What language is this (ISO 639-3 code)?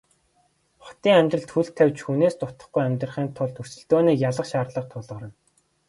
mon